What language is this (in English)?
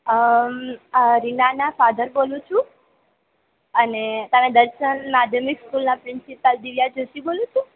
Gujarati